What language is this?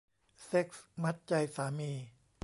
Thai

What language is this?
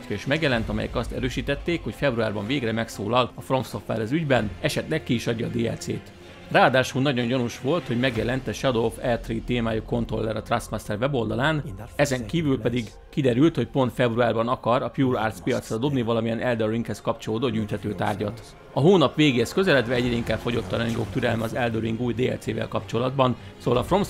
Hungarian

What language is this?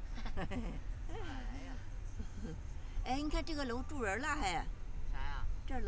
Chinese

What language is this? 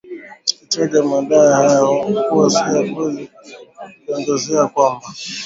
Swahili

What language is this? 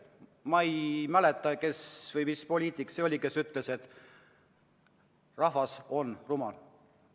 Estonian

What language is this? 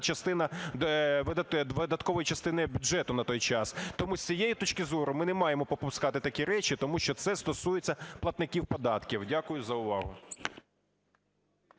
Ukrainian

